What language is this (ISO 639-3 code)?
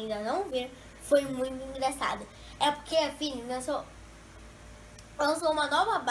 por